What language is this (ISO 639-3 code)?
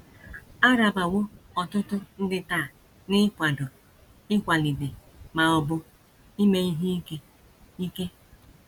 ibo